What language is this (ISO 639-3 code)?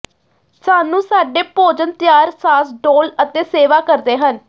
pan